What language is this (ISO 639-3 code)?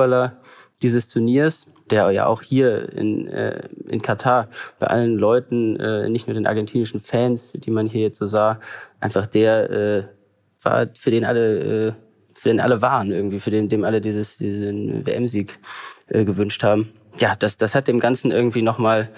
deu